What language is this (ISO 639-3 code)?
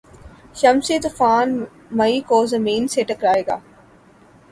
urd